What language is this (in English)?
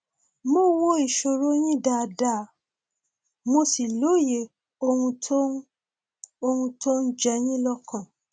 Yoruba